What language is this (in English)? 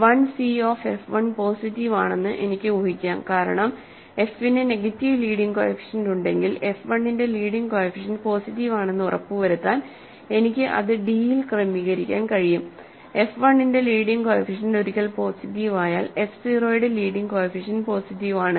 Malayalam